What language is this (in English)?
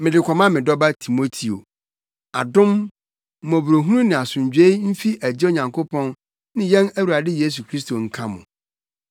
Akan